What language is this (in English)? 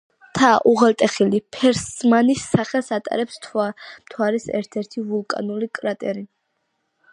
Georgian